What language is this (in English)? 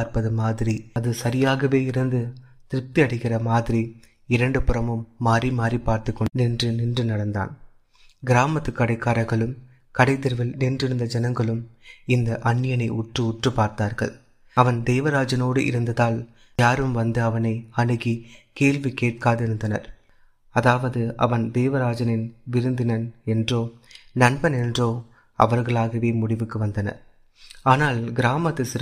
Tamil